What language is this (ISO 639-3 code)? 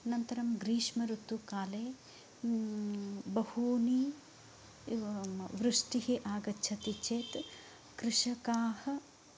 san